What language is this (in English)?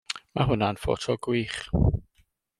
Welsh